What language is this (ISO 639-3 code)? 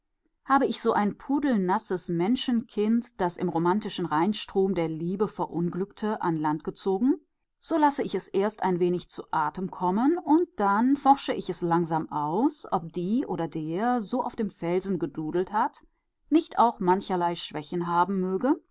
deu